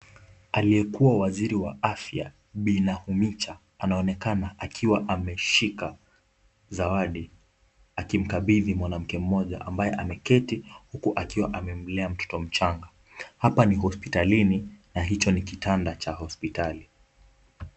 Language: Swahili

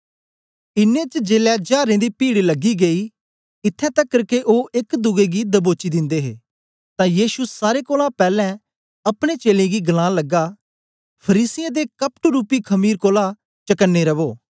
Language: Dogri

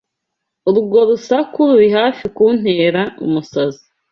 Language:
Kinyarwanda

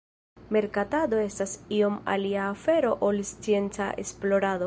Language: Esperanto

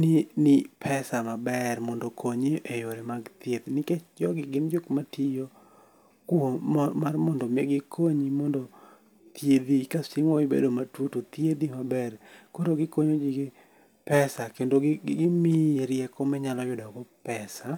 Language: Luo (Kenya and Tanzania)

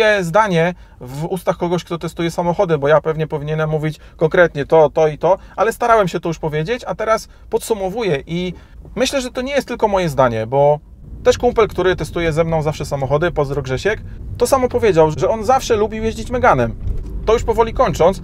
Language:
Polish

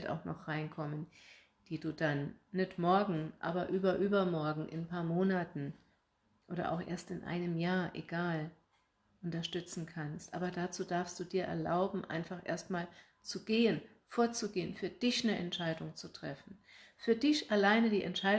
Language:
German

